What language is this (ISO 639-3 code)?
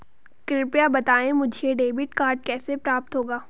hin